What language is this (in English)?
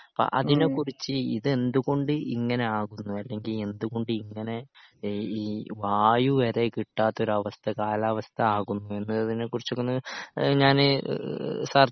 Malayalam